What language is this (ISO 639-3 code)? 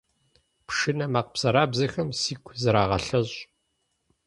kbd